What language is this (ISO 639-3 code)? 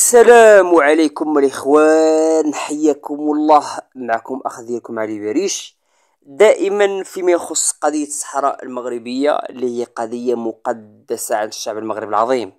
ara